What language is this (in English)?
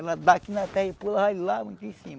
Portuguese